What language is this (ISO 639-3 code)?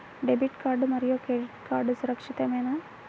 tel